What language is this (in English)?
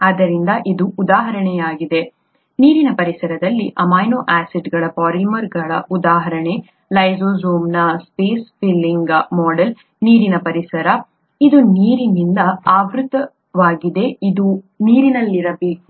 Kannada